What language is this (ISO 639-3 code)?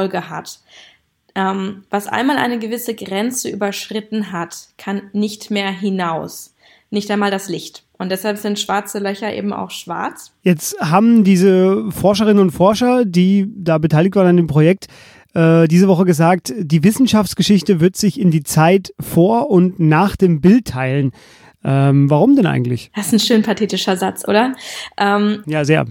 deu